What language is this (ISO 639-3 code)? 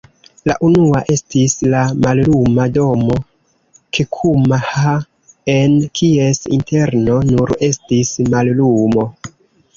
epo